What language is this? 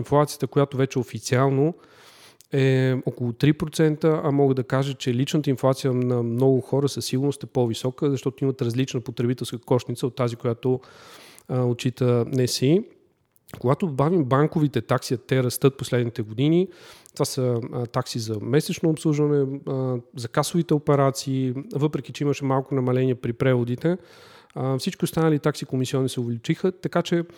Bulgarian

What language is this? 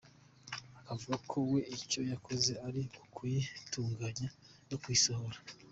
Kinyarwanda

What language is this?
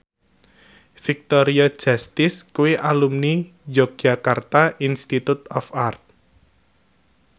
Javanese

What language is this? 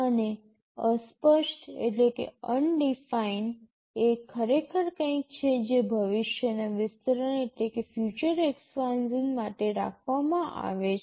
Gujarati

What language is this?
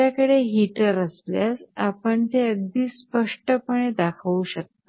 Marathi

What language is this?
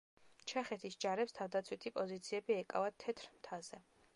Georgian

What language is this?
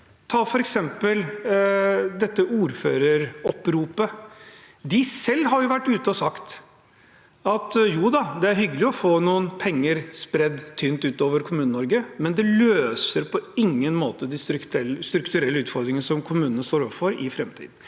Norwegian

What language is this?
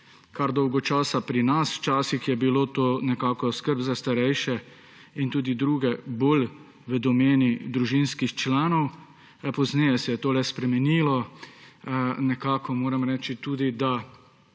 Slovenian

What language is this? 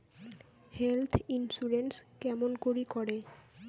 Bangla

